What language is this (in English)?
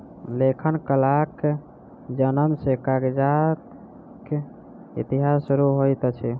Maithili